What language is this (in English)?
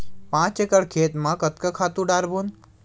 Chhattisgarhi